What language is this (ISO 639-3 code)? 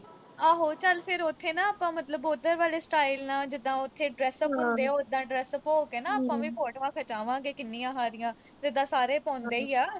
pan